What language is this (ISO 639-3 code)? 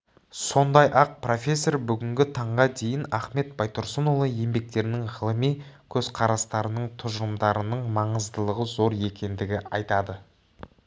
kaz